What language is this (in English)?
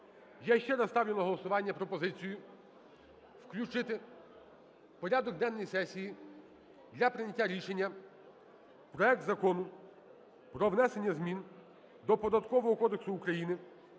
Ukrainian